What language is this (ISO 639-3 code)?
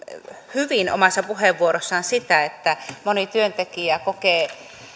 fin